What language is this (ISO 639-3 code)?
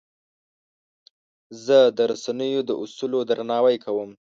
pus